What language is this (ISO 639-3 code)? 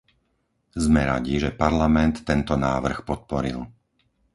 slk